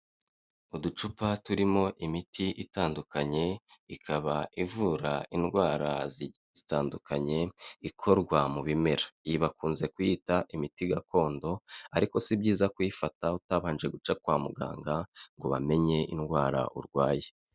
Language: Kinyarwanda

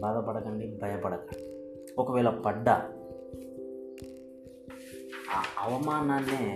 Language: Telugu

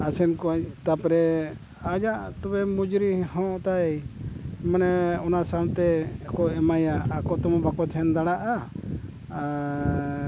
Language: Santali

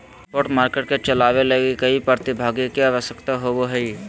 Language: Magahi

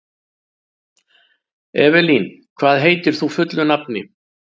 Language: Icelandic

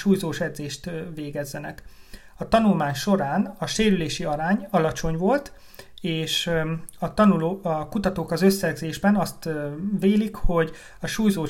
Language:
Hungarian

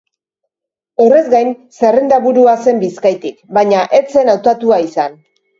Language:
Basque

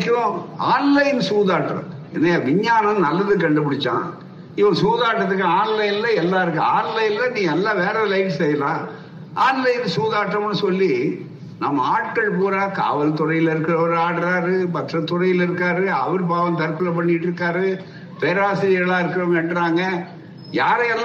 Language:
Tamil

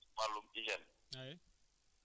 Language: Wolof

